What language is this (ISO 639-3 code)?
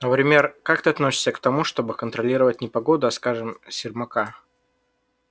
rus